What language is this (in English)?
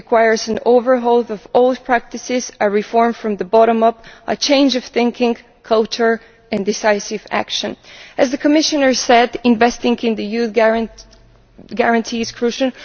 English